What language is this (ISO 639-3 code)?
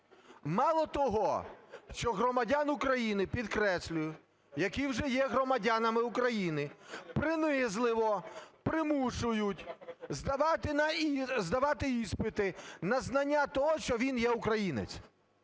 ukr